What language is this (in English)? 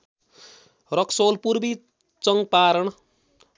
Nepali